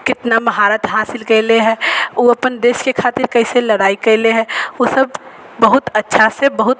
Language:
Maithili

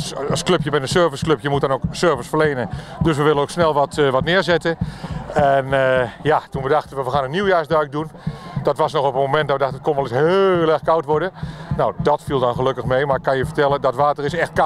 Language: Dutch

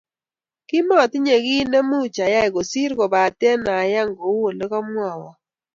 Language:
Kalenjin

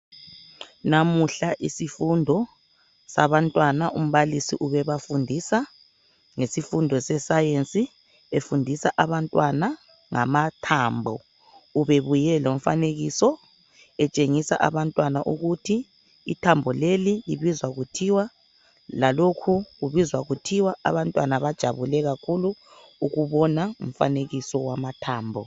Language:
North Ndebele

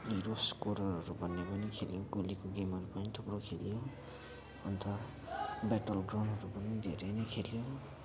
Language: Nepali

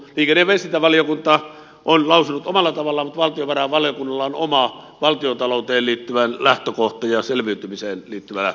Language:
Finnish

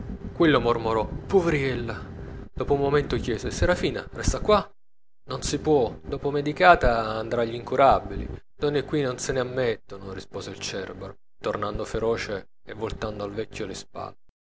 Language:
Italian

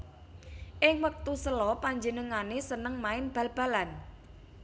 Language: Javanese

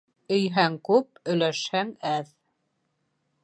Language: Bashkir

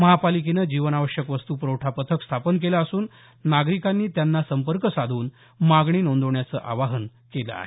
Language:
Marathi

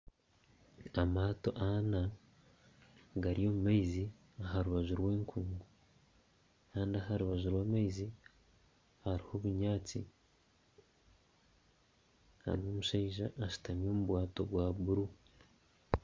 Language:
Nyankole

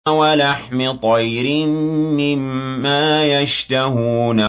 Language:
Arabic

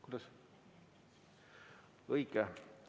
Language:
Estonian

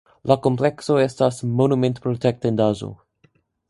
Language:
Esperanto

